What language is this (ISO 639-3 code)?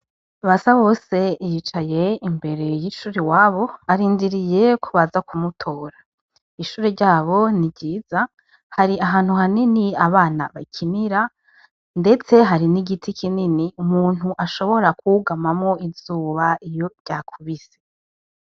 run